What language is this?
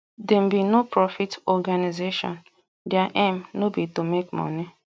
Nigerian Pidgin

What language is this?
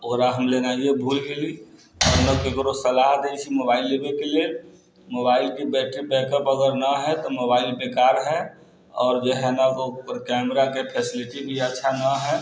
Maithili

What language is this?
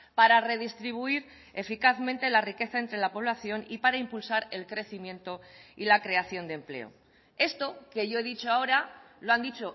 Spanish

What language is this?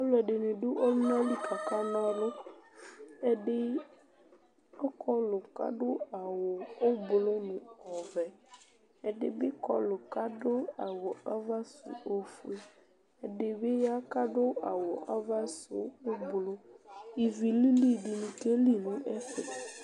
Ikposo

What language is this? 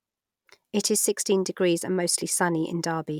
English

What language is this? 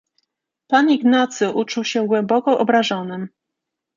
Polish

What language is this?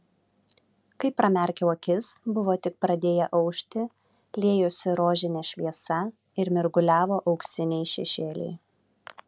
Lithuanian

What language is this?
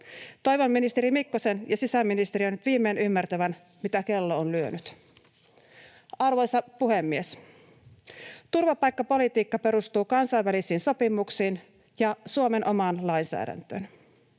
Finnish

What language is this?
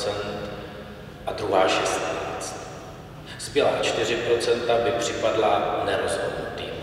Czech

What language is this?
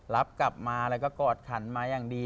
Thai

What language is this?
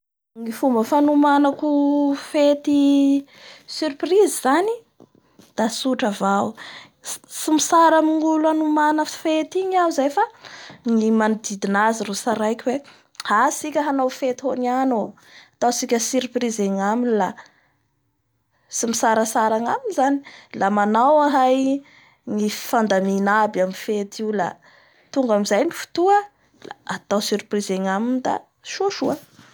Bara Malagasy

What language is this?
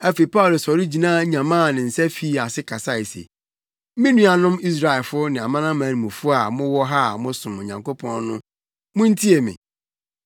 Akan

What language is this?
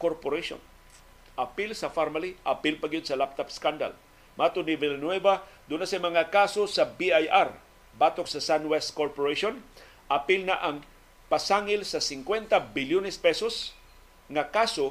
Filipino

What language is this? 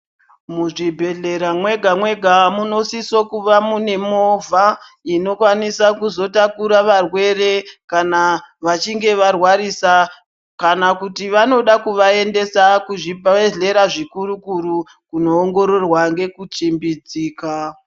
Ndau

